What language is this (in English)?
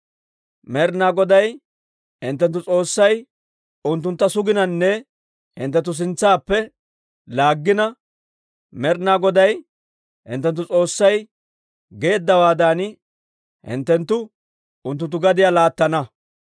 Dawro